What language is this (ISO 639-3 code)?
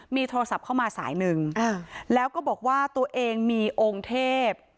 tha